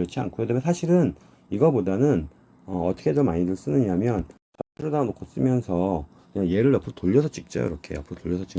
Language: Korean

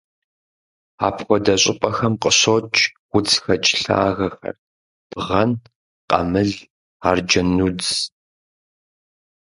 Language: Kabardian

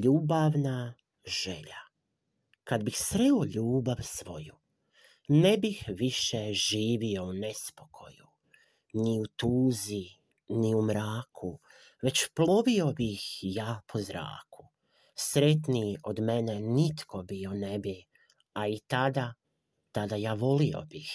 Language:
Croatian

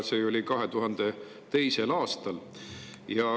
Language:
Estonian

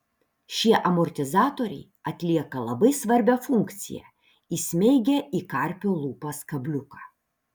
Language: Lithuanian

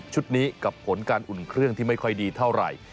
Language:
Thai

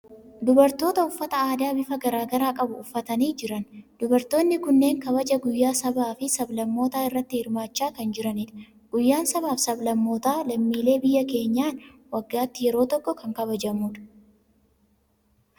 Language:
Oromo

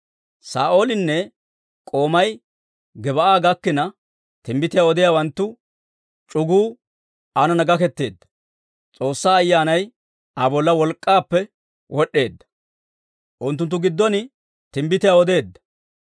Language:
Dawro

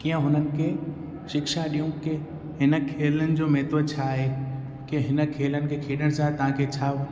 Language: Sindhi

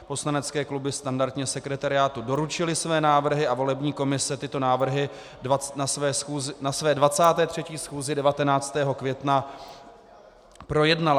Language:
Czech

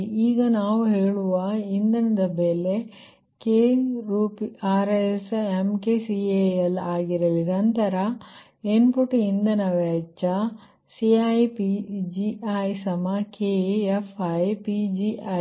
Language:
Kannada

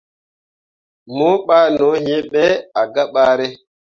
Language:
Mundang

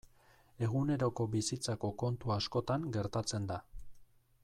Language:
Basque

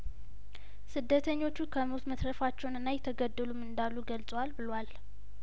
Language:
Amharic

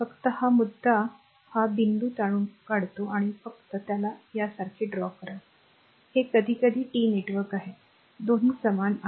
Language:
Marathi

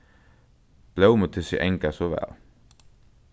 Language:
Faroese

